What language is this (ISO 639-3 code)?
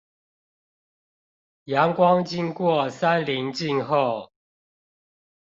zho